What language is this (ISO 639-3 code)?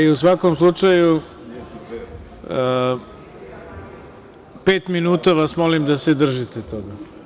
srp